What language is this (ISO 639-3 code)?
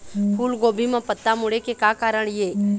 hne